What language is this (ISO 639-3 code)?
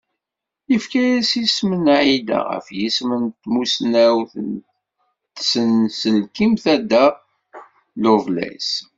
kab